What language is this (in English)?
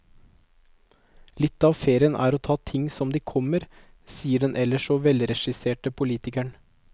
Norwegian